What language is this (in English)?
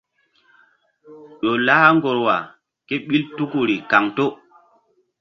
Mbum